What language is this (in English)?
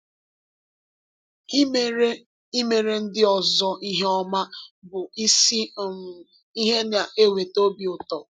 Igbo